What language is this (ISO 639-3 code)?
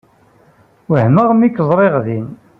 kab